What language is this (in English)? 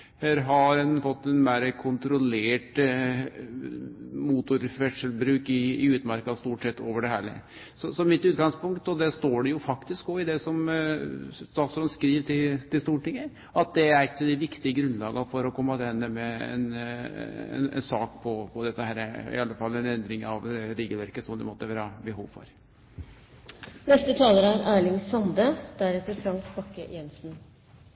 Norwegian Nynorsk